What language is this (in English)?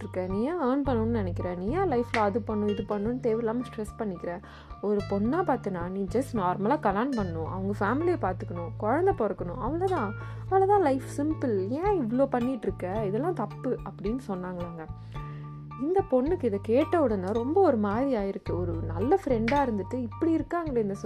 Tamil